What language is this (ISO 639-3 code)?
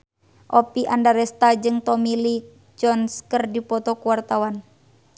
sun